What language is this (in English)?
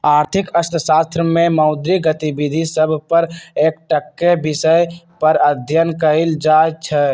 Magahi